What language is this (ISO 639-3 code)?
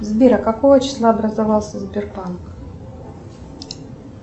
rus